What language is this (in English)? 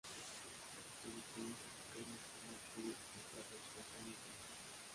Spanish